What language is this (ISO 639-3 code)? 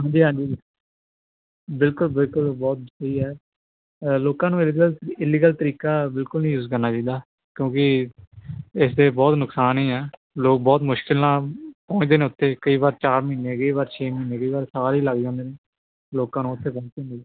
pan